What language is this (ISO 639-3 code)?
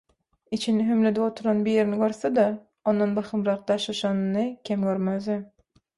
tuk